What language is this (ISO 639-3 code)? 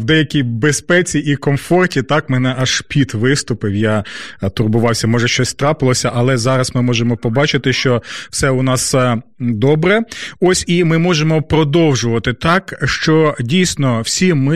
ukr